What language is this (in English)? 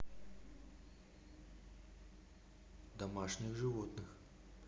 Russian